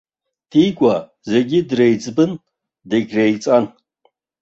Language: Abkhazian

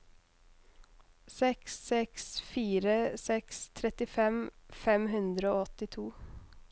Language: Norwegian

